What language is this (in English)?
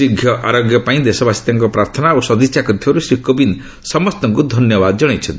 Odia